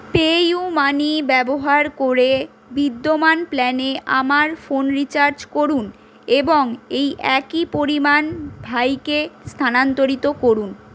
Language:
Bangla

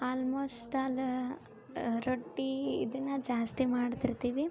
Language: Kannada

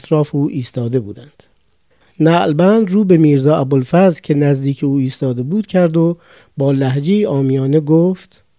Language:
Persian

